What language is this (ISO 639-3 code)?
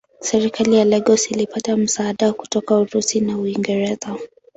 swa